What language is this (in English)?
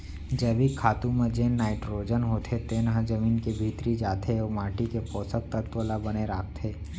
Chhattisgarhi